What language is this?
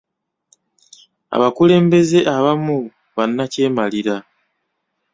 Ganda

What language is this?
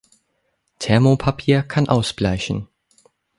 German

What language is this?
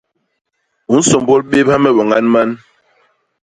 Basaa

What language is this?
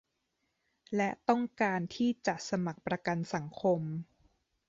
Thai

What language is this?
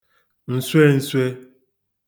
Igbo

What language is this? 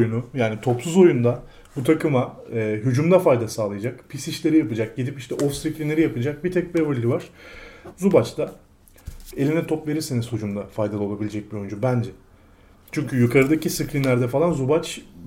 Turkish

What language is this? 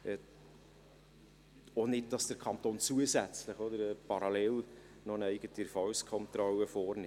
Swiss German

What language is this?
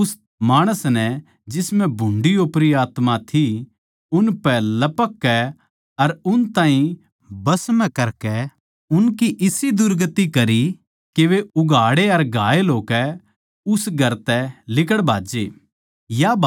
Haryanvi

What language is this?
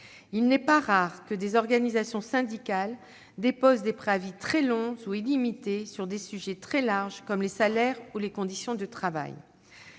French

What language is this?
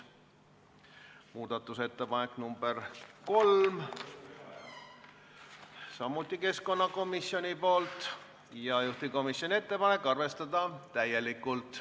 Estonian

